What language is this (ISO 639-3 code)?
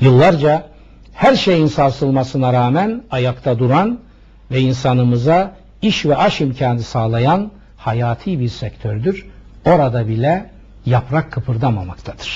tur